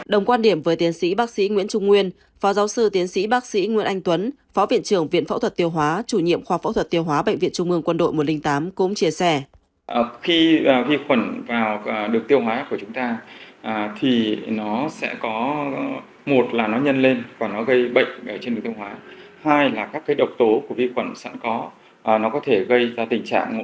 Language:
Vietnamese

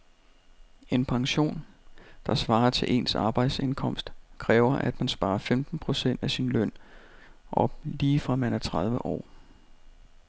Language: Danish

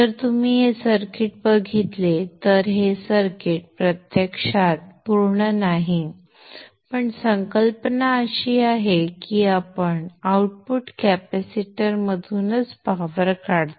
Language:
Marathi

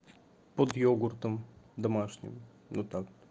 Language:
Russian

